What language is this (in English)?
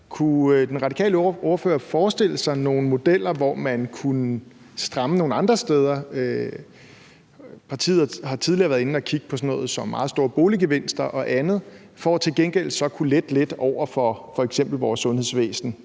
Danish